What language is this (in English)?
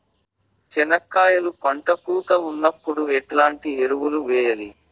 Telugu